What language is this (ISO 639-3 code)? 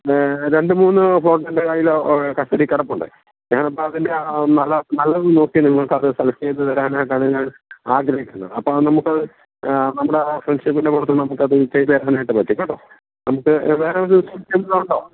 mal